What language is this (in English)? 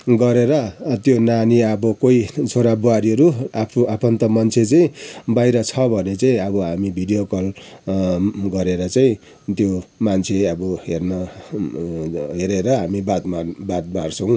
Nepali